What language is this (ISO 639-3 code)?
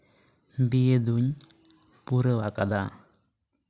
sat